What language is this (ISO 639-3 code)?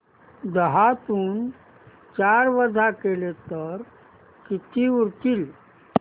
mar